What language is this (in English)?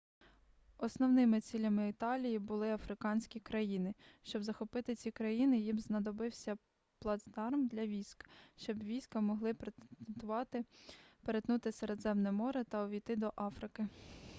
Ukrainian